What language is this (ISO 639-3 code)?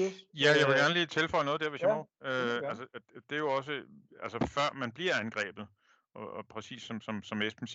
dan